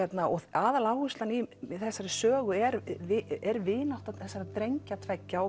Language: Icelandic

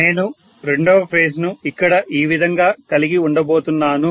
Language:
Telugu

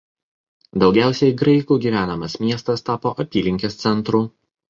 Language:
Lithuanian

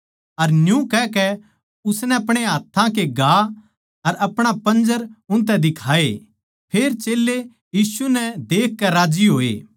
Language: Haryanvi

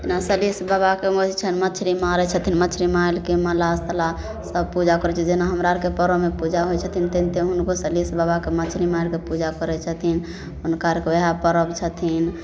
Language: Maithili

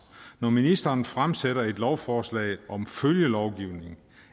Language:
Danish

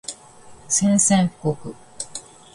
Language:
Japanese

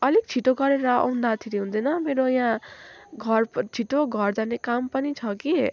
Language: Nepali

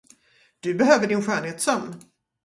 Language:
Swedish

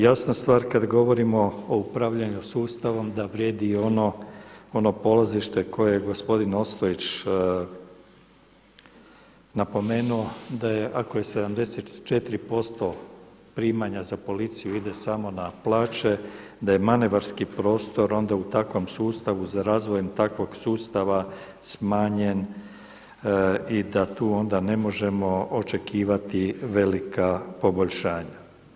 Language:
Croatian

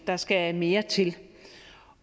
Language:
Danish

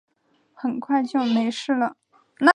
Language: Chinese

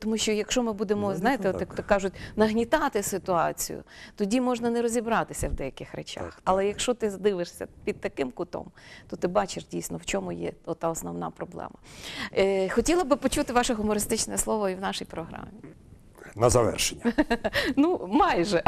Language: Ukrainian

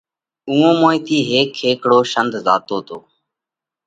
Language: Parkari Koli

